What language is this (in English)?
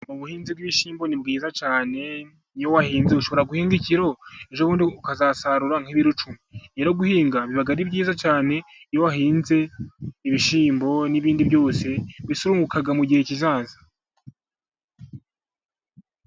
Kinyarwanda